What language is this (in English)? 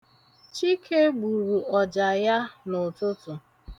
Igbo